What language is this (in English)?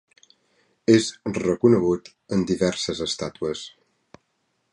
Catalan